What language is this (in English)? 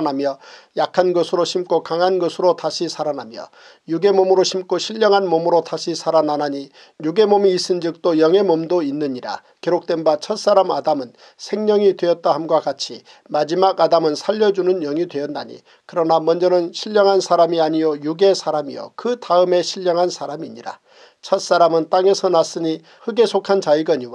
Korean